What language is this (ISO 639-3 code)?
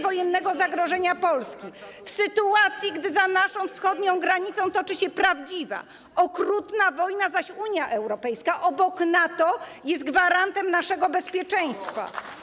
pol